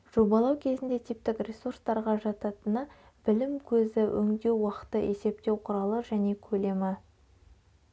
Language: Kazakh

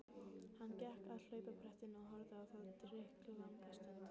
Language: Icelandic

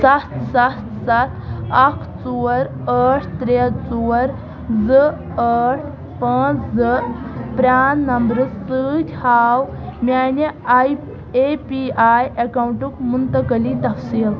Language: Kashmiri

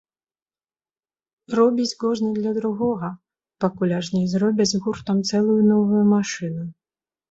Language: Belarusian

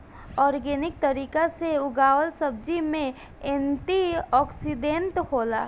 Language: Bhojpuri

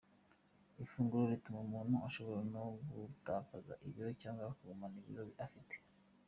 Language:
Kinyarwanda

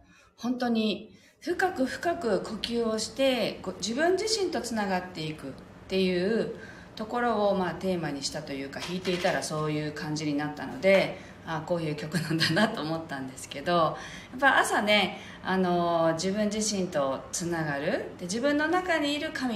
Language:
Japanese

